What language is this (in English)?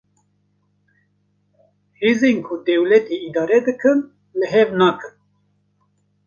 Kurdish